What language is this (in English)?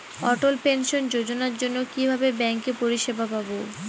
Bangla